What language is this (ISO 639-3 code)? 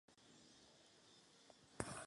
ces